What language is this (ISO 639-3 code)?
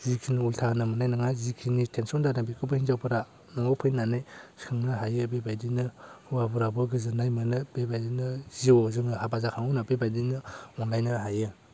brx